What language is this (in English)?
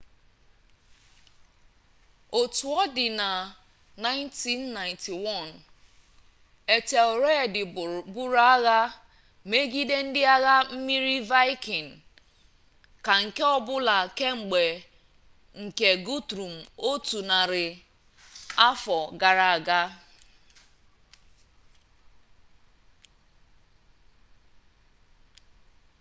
Igbo